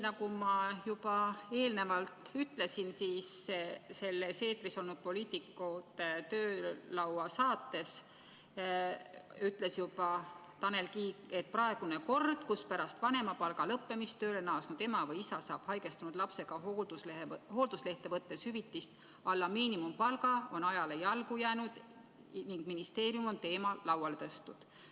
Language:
Estonian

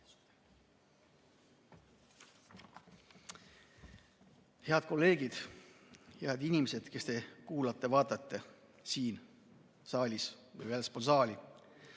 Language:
Estonian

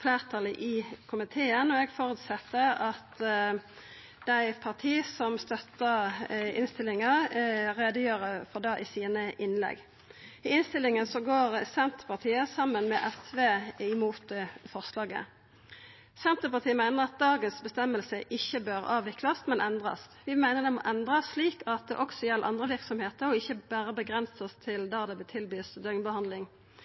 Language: Norwegian Nynorsk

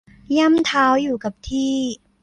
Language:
Thai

